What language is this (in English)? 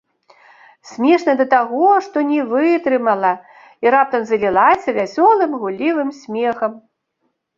Belarusian